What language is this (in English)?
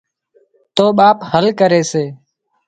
Wadiyara Koli